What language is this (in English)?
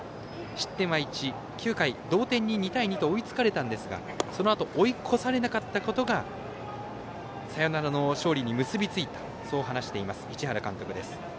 Japanese